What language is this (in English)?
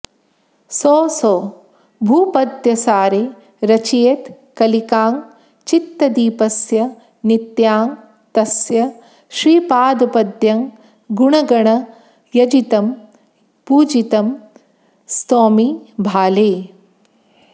Sanskrit